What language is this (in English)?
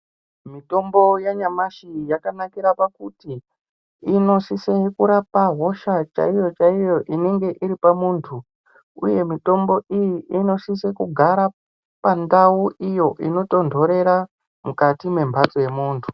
Ndau